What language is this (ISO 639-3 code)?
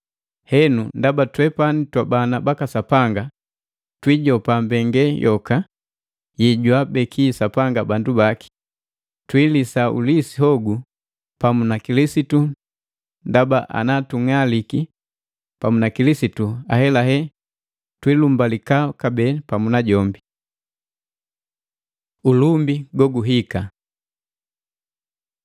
mgv